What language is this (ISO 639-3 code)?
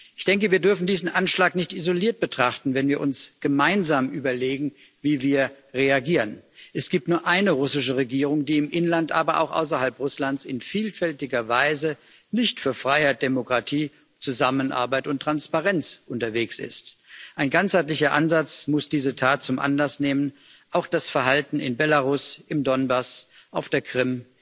deu